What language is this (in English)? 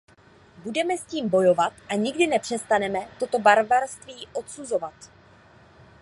Czech